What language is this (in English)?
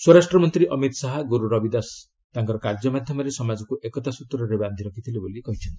Odia